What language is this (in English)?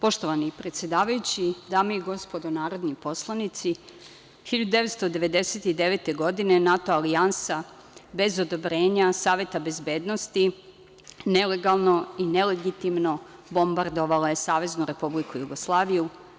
Serbian